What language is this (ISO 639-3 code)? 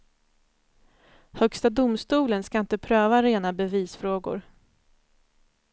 swe